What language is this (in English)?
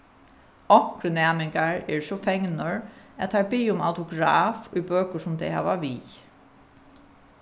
Faroese